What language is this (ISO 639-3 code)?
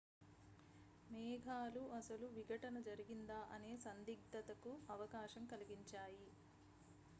tel